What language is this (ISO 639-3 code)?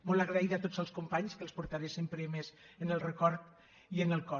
cat